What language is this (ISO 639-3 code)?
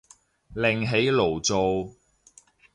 yue